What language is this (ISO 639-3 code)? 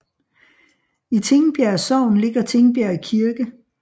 dan